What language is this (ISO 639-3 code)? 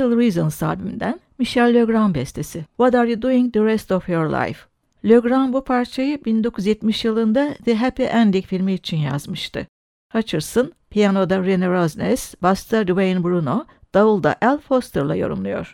tur